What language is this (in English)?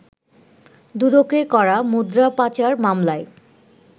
Bangla